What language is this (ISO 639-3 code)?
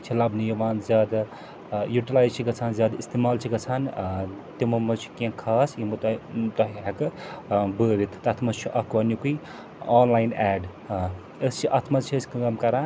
kas